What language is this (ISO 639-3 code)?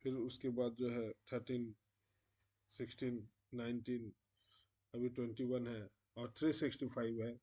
hin